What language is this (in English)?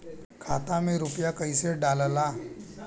Bhojpuri